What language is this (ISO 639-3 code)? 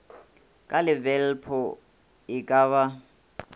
nso